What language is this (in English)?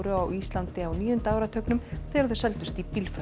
Icelandic